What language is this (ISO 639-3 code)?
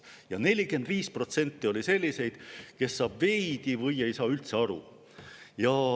est